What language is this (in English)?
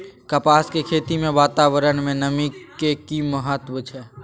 Maithili